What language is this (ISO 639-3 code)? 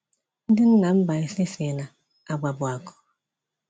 ibo